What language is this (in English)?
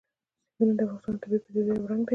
Pashto